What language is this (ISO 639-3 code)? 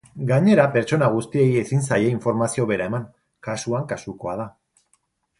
eus